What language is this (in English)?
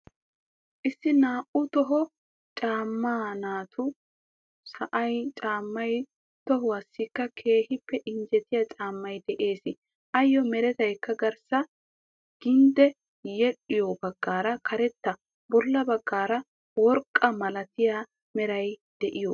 Wolaytta